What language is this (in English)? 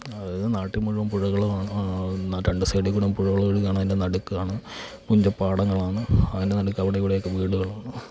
Malayalam